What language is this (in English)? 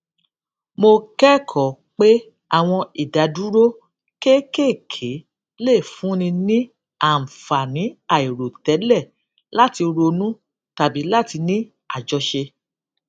Yoruba